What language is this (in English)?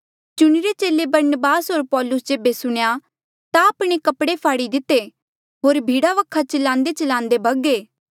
Mandeali